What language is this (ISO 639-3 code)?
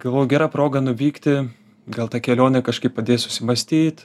lit